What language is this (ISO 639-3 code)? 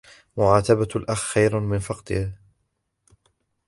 ara